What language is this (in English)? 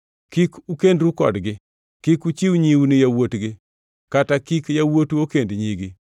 Luo (Kenya and Tanzania)